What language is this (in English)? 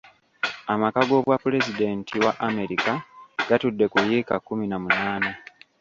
Ganda